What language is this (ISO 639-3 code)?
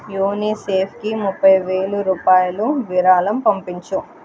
tel